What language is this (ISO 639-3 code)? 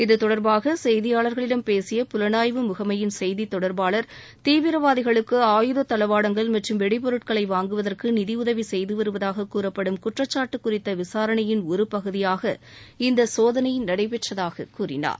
tam